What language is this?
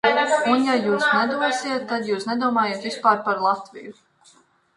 Latvian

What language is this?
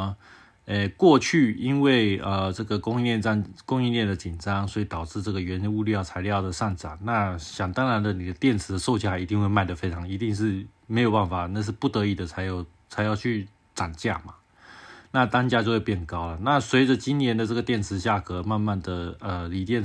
Chinese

